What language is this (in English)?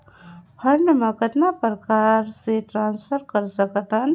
Chhattisgarhi